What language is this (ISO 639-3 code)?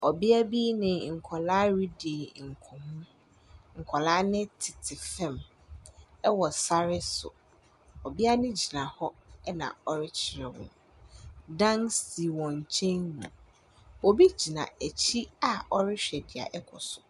aka